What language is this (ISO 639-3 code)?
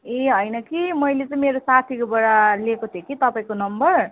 nep